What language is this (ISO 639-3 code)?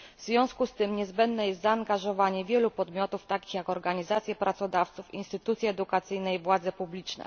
pol